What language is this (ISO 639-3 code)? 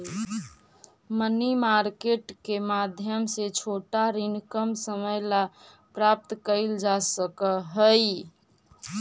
mag